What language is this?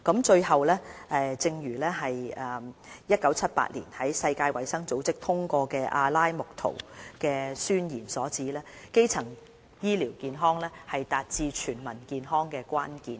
Cantonese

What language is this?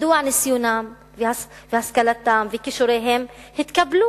Hebrew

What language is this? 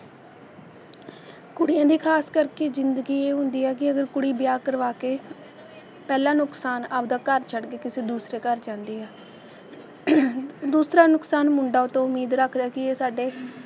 Punjabi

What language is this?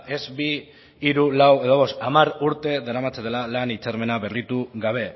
Basque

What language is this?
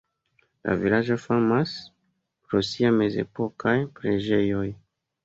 Esperanto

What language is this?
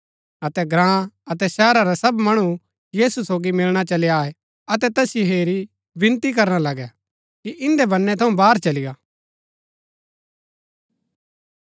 Gaddi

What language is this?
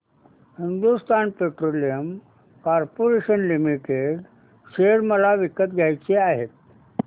Marathi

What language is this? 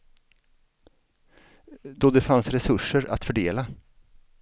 Swedish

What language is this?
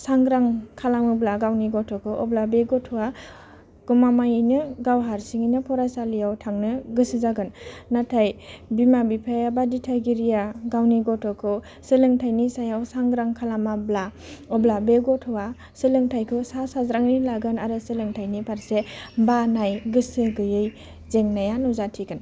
Bodo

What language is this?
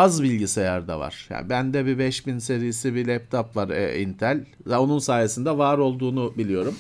Turkish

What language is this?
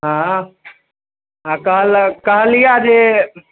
Maithili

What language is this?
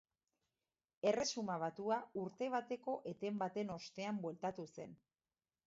Basque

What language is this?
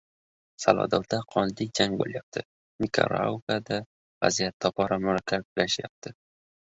Uzbek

